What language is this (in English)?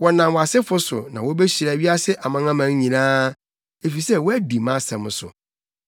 Akan